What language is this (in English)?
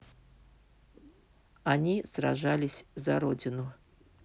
Russian